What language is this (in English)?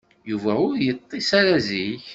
Kabyle